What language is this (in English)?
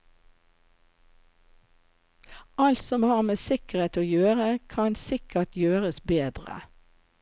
Norwegian